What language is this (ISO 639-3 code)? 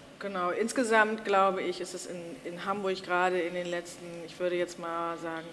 deu